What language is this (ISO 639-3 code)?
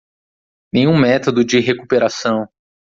por